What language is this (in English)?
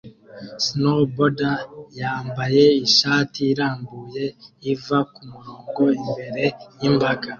Kinyarwanda